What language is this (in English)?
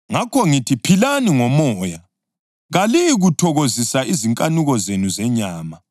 North Ndebele